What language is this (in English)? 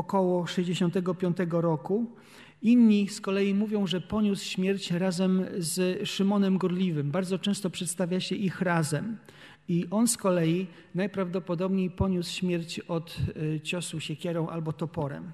Polish